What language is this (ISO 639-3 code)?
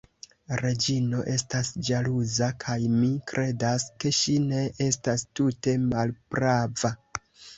epo